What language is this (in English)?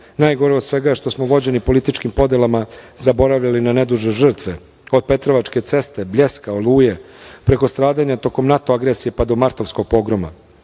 Serbian